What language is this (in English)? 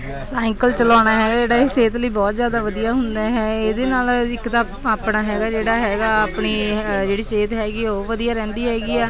Punjabi